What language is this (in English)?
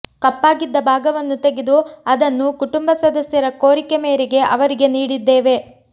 Kannada